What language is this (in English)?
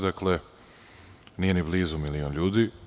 Serbian